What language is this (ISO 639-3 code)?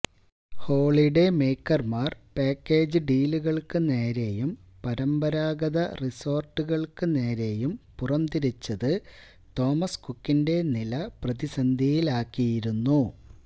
mal